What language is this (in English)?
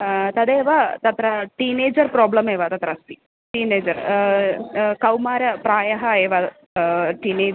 Sanskrit